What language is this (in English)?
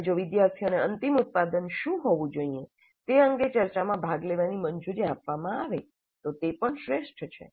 Gujarati